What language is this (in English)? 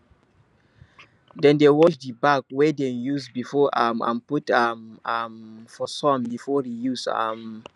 Nigerian Pidgin